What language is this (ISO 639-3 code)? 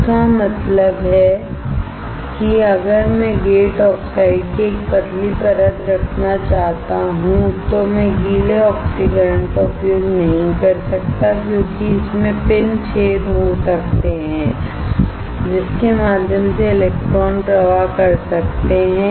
hin